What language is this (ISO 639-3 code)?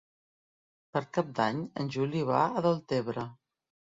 cat